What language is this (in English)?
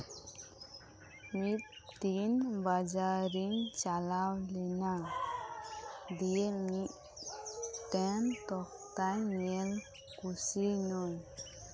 Santali